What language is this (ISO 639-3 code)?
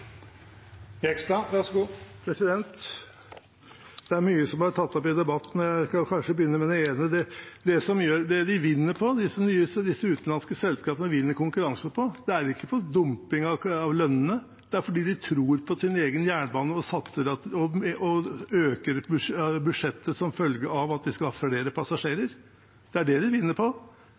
nob